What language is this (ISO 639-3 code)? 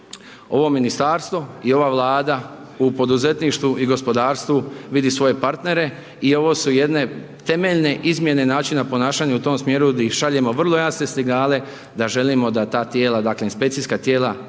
hrv